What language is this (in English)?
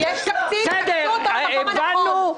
Hebrew